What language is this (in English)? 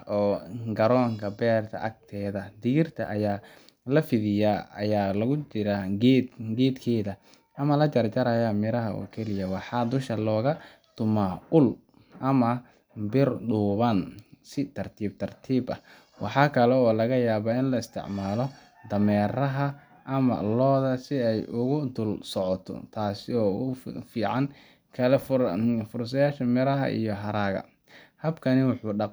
Somali